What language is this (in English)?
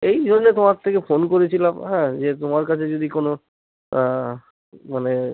Bangla